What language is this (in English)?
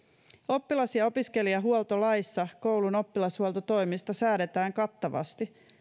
Finnish